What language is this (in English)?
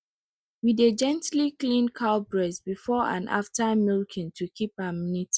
Nigerian Pidgin